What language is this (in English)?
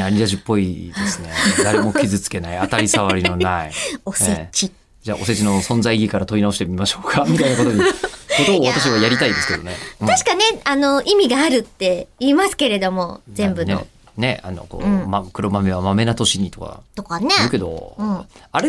Japanese